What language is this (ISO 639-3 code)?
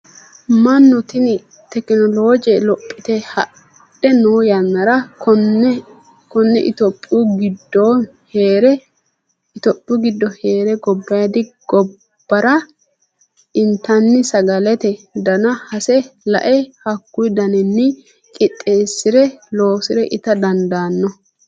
sid